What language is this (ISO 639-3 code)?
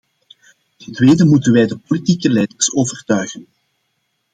nld